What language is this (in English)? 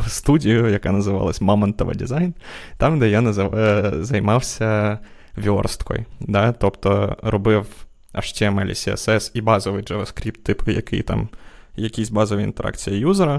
Ukrainian